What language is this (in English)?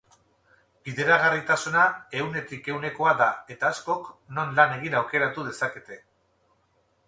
Basque